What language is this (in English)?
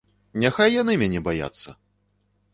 Belarusian